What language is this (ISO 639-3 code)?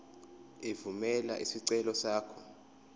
zul